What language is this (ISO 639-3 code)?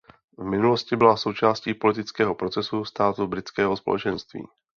ces